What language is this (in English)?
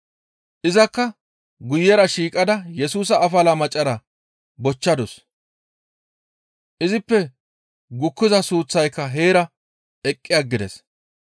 Gamo